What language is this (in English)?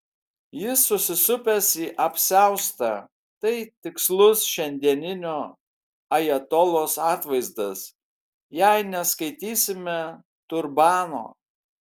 Lithuanian